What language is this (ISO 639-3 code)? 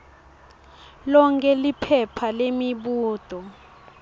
ssw